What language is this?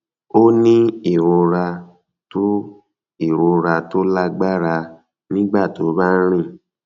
Yoruba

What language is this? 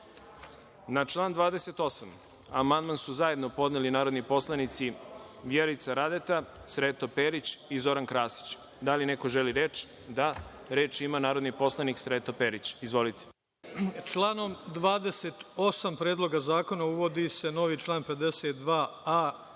Serbian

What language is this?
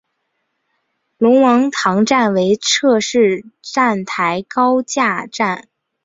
Chinese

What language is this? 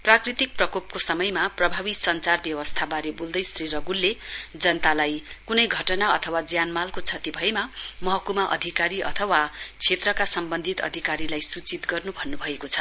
Nepali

